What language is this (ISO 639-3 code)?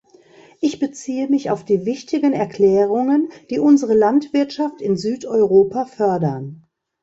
deu